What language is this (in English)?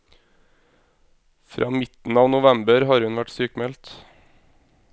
Norwegian